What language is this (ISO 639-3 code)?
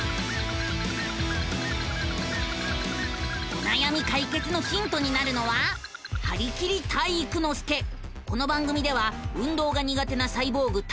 jpn